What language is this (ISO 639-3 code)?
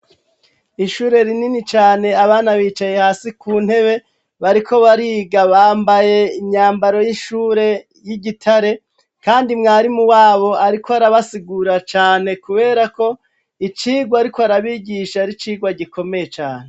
run